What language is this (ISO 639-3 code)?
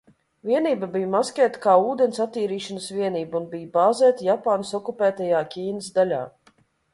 lav